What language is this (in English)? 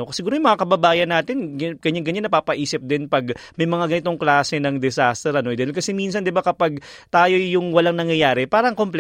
Filipino